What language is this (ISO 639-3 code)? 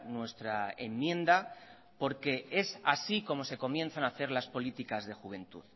spa